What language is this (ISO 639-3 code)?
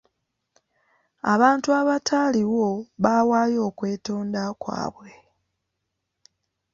lug